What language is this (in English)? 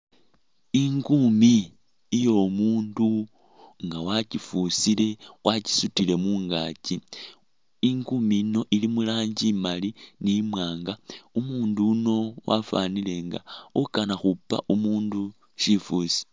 Masaaba